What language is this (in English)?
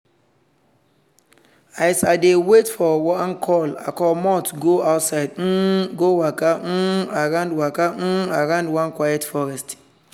Nigerian Pidgin